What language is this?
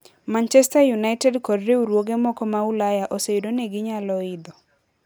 Luo (Kenya and Tanzania)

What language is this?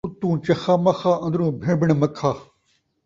Saraiki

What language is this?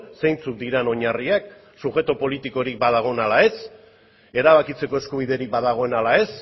Basque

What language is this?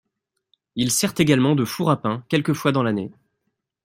French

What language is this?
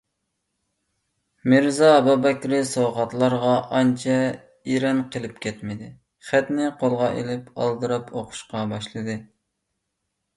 Uyghur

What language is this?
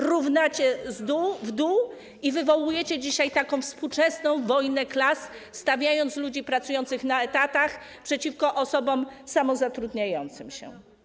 Polish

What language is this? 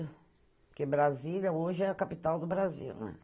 Portuguese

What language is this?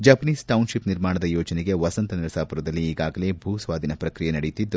Kannada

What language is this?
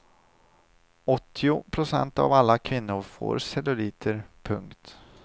Swedish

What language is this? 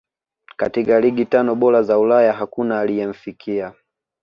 Swahili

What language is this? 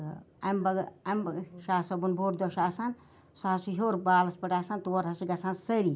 Kashmiri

